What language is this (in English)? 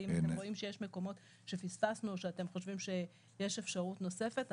Hebrew